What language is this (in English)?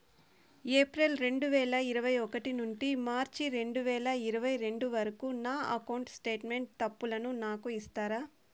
Telugu